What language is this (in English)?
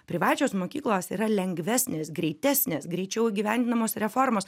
Lithuanian